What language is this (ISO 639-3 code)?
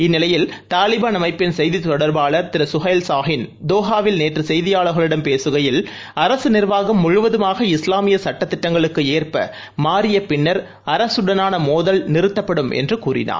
tam